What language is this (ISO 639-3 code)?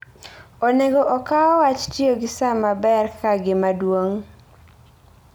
luo